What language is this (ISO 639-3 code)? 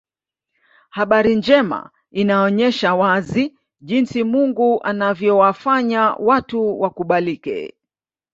swa